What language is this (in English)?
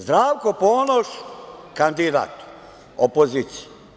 Serbian